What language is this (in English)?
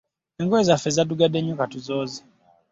Ganda